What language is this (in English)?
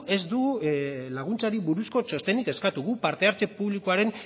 Basque